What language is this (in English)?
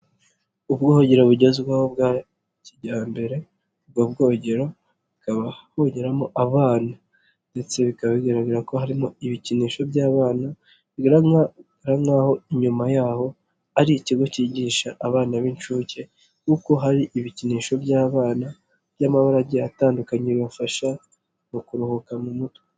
Kinyarwanda